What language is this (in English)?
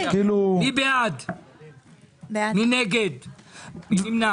Hebrew